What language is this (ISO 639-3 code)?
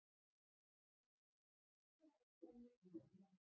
isl